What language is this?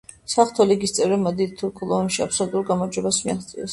Georgian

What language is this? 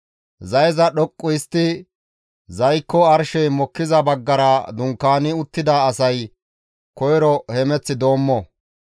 Gamo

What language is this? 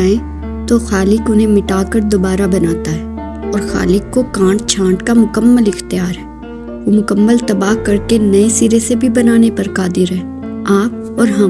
Urdu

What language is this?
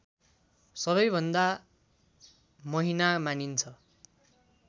Nepali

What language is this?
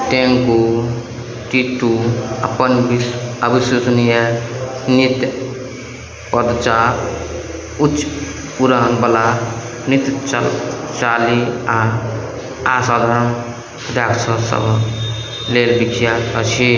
Maithili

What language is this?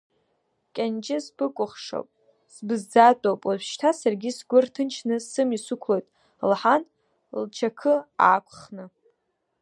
Abkhazian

